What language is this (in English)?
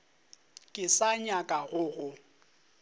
Northern Sotho